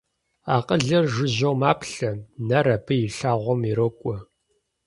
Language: Kabardian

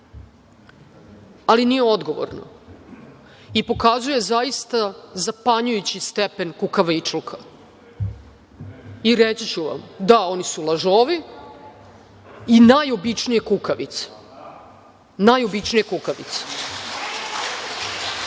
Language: Serbian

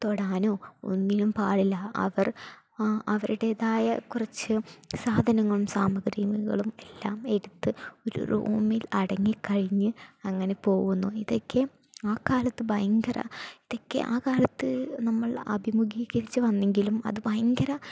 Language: Malayalam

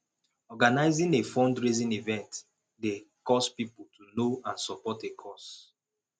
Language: Nigerian Pidgin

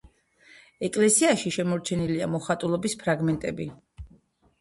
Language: Georgian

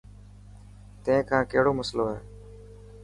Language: Dhatki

